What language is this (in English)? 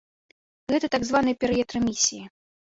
Belarusian